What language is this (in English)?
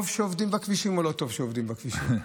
Hebrew